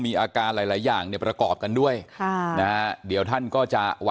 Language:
Thai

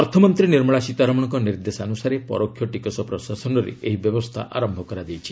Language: Odia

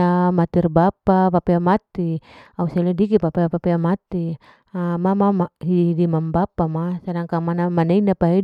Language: Larike-Wakasihu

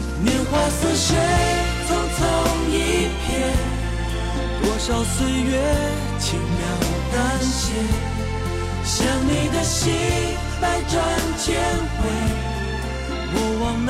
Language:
Chinese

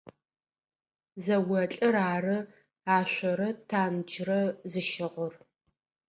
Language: Adyghe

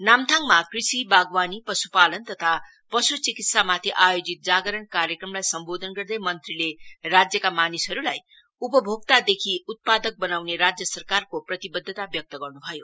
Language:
Nepali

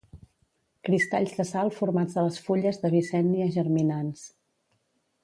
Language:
Catalan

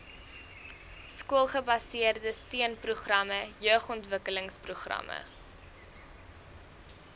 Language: Afrikaans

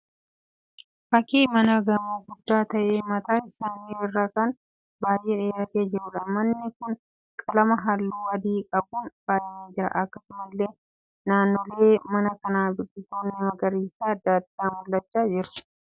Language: Oromo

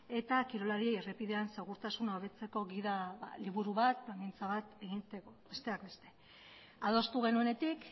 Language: Basque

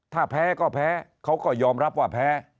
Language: Thai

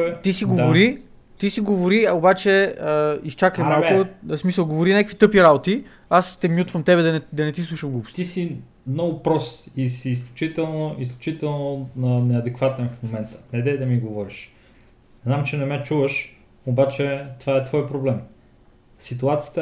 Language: Bulgarian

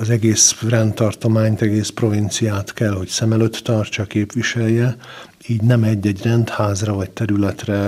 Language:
Hungarian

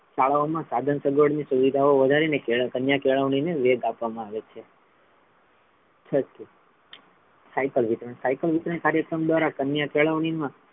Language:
Gujarati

